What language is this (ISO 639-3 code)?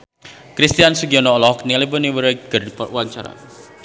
sun